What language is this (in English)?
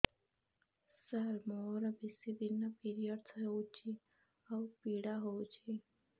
Odia